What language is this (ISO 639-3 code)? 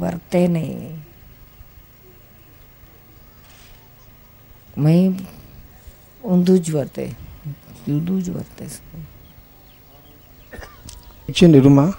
guj